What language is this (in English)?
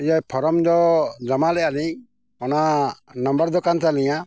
Santali